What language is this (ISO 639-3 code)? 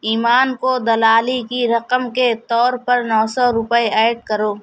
urd